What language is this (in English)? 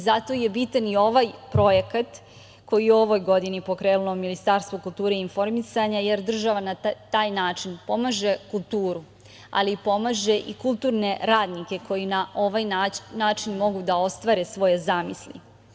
Serbian